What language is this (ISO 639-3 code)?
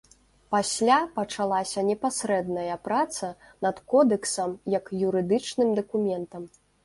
bel